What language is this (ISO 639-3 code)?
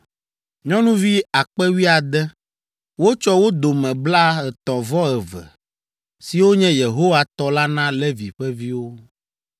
ewe